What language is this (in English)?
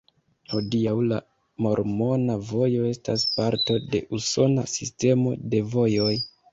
Esperanto